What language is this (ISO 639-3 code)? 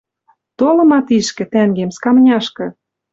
mrj